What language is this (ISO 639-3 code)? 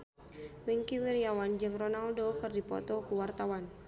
sun